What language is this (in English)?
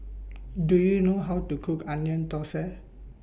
English